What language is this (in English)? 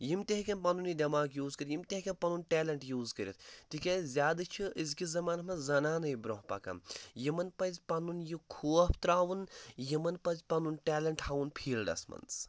Kashmiri